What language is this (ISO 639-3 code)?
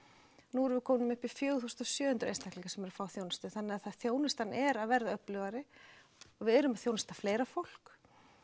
isl